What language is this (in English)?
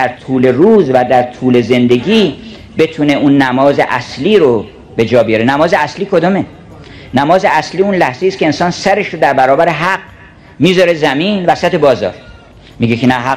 Persian